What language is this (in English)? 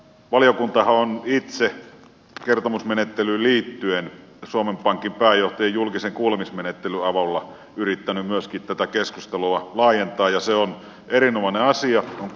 Finnish